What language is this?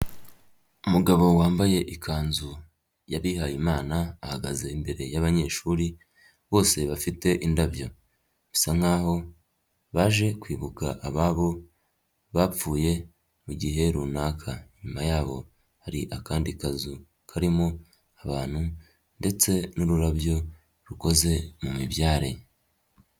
Kinyarwanda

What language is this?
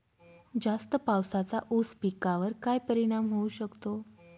Marathi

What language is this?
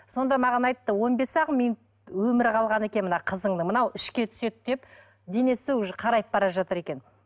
Kazakh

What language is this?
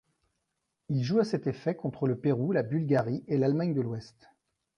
French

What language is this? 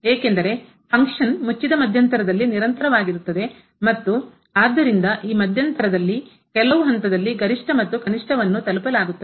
Kannada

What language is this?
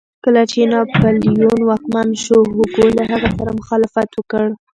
Pashto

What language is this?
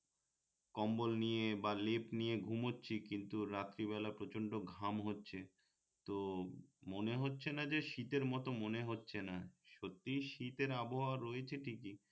Bangla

